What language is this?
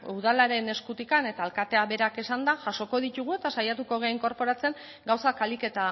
Basque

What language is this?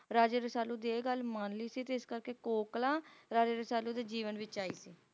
Punjabi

